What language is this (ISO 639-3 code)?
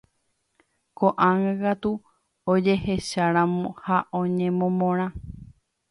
grn